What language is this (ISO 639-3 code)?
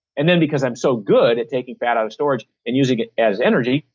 eng